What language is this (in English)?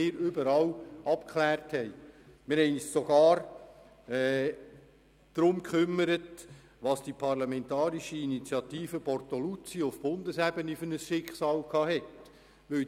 Swiss German